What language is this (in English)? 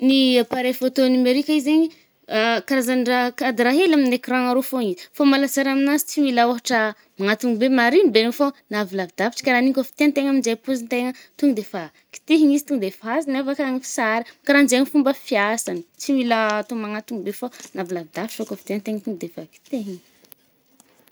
Northern Betsimisaraka Malagasy